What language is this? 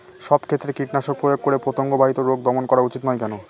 Bangla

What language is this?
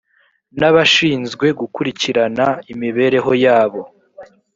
Kinyarwanda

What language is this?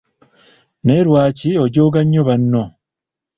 Ganda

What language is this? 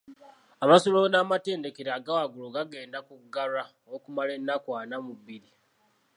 Ganda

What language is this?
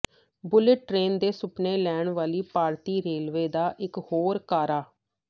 Punjabi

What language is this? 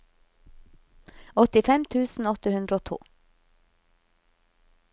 Norwegian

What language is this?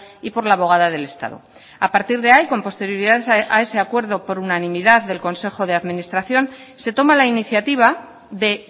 Spanish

